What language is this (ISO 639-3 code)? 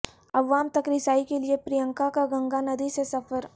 urd